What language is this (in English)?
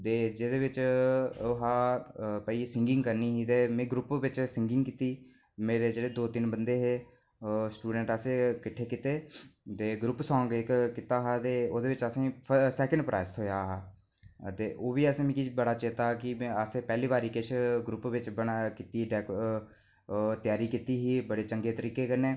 Dogri